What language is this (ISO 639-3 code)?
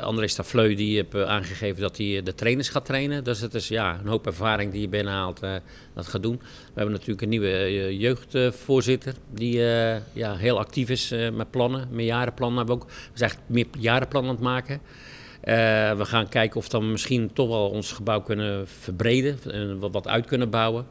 nld